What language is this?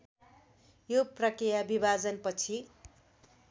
Nepali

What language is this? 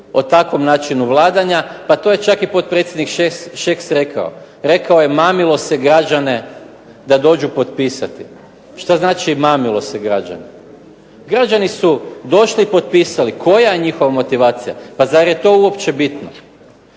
Croatian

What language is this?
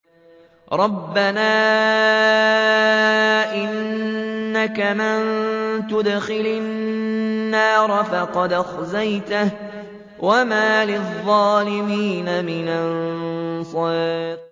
Arabic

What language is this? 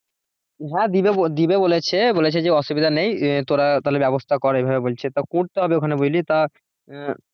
Bangla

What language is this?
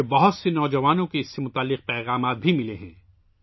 Urdu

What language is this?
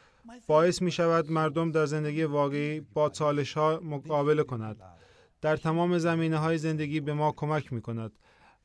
Persian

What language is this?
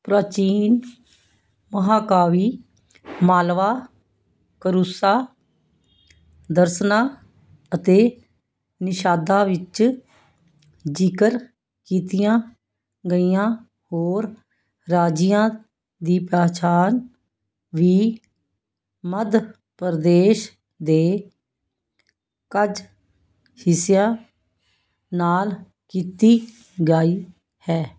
Punjabi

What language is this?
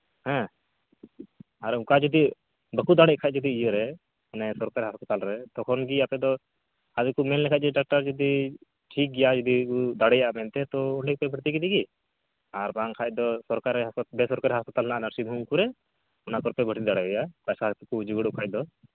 Santali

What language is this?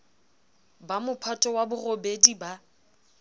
Southern Sotho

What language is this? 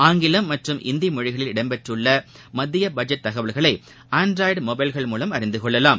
Tamil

